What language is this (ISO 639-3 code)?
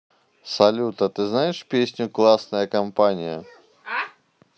rus